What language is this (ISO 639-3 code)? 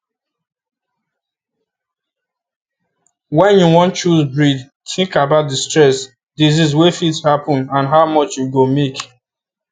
pcm